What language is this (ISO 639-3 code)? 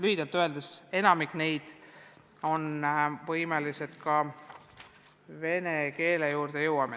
est